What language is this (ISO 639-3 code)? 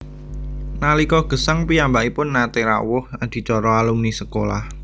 jav